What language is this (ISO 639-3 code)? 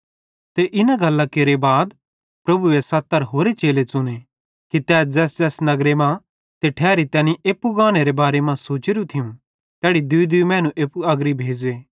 bhd